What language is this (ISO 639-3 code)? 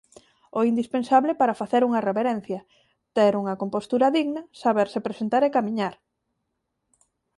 glg